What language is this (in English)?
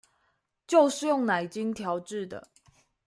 Chinese